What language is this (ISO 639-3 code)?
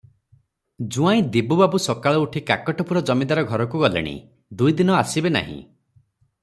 ori